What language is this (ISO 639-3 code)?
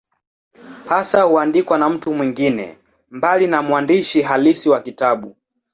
swa